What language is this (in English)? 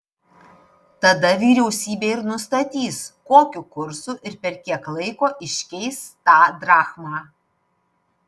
Lithuanian